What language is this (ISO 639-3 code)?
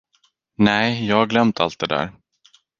swe